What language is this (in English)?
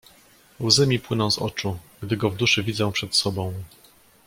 Polish